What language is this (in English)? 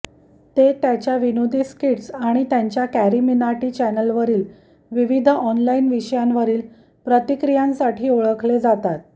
Marathi